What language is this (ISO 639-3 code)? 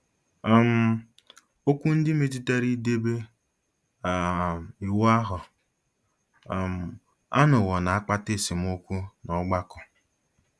ibo